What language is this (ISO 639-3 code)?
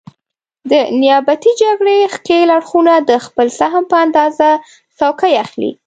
pus